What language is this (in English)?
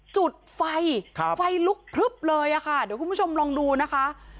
Thai